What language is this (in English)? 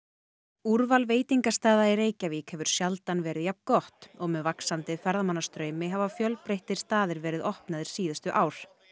Icelandic